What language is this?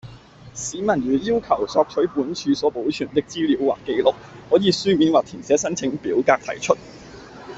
Cantonese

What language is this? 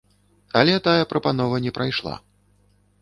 Belarusian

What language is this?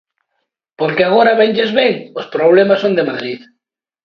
Galician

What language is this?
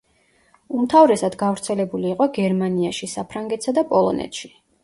Georgian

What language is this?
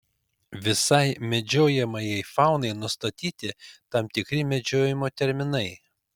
Lithuanian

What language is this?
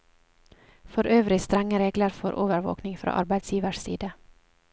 Norwegian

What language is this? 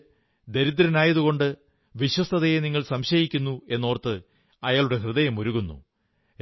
Malayalam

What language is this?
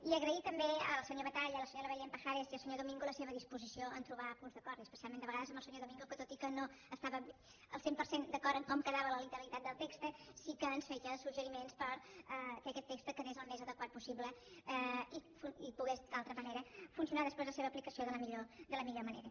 Catalan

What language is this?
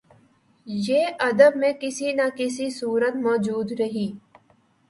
Urdu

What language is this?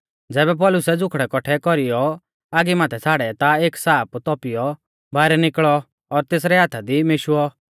Mahasu Pahari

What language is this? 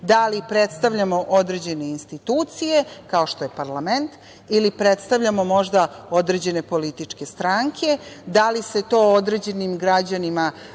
Serbian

